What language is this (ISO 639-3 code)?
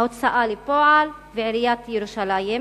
heb